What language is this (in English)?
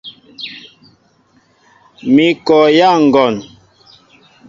Mbo (Cameroon)